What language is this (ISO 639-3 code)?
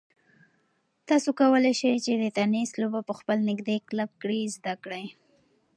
pus